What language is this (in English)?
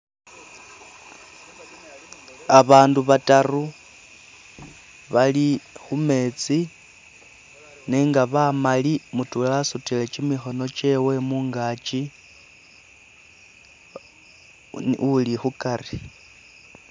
Masaaba